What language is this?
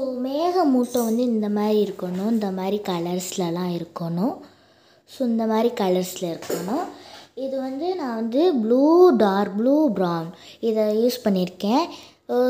Romanian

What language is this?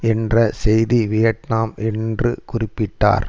Tamil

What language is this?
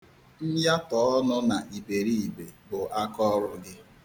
Igbo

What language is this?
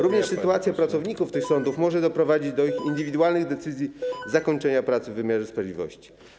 Polish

